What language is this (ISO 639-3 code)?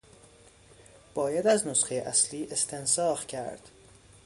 fas